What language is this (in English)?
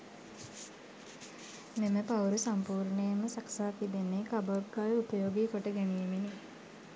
Sinhala